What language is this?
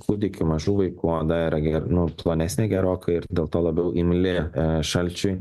Lithuanian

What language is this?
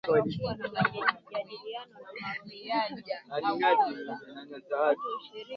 Swahili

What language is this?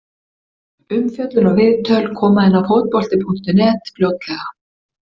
Icelandic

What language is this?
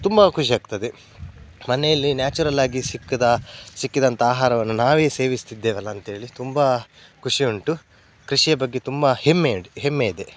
Kannada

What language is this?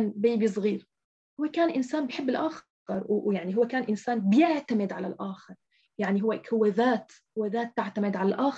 Arabic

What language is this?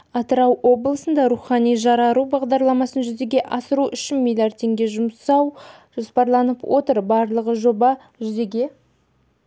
Kazakh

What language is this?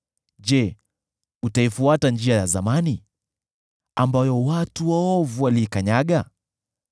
Swahili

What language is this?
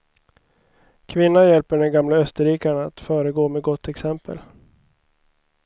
Swedish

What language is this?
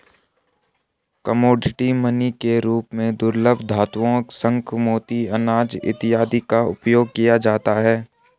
Hindi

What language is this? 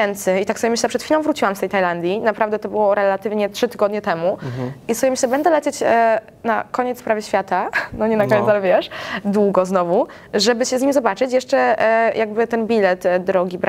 Polish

